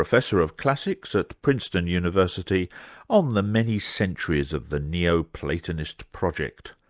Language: English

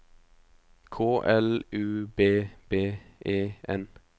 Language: Norwegian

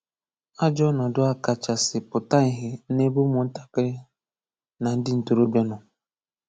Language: Igbo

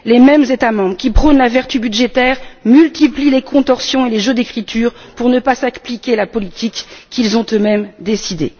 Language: French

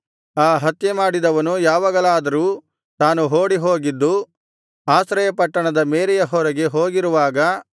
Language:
Kannada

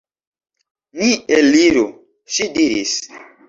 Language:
Esperanto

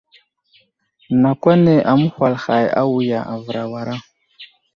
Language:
Wuzlam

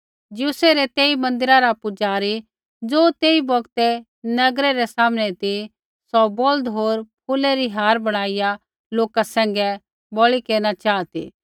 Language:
Kullu Pahari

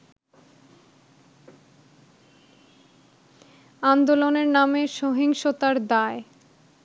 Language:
Bangla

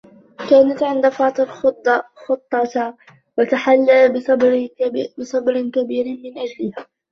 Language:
Arabic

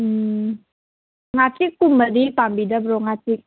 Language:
Manipuri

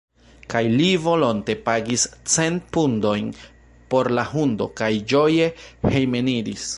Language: Esperanto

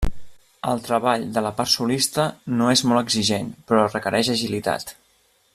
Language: Catalan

